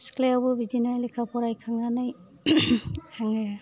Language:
Bodo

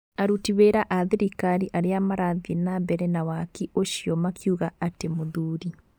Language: Kikuyu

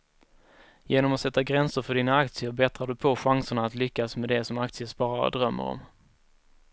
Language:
Swedish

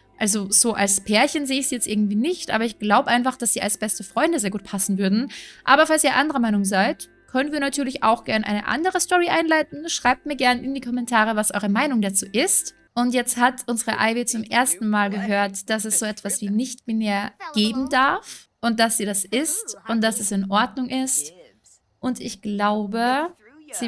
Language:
German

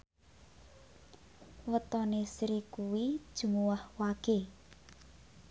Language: Javanese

